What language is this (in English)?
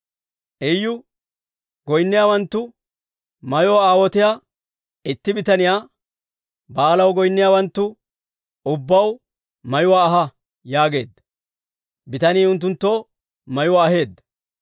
Dawro